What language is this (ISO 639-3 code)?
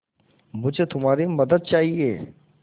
hin